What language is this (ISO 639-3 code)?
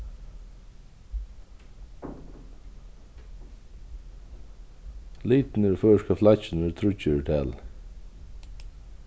fao